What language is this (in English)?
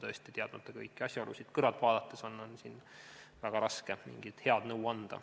Estonian